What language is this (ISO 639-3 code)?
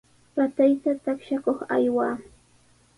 qws